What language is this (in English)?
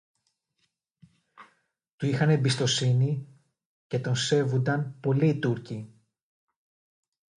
Greek